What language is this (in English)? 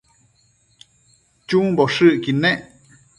Matsés